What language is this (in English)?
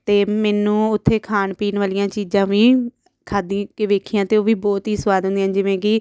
Punjabi